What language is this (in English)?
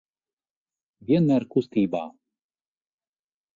Latvian